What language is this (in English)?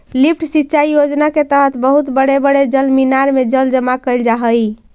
Magahi